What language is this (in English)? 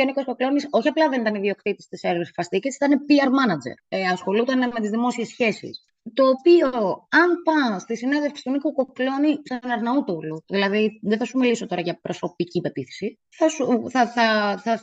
Greek